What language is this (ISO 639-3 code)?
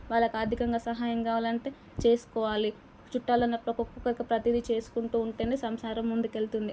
tel